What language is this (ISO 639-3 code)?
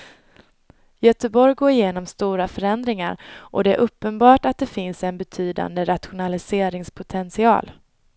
swe